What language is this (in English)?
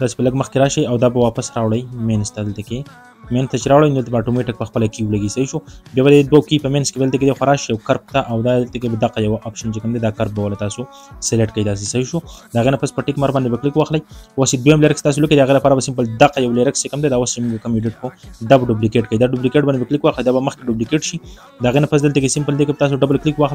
Arabic